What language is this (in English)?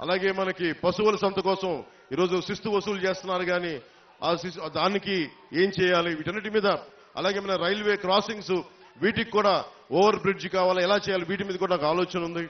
Telugu